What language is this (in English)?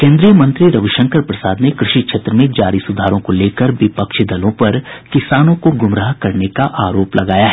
Hindi